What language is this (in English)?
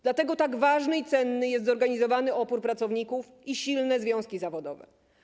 Polish